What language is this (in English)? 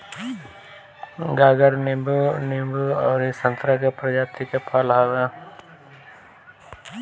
Bhojpuri